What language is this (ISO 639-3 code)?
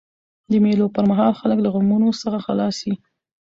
pus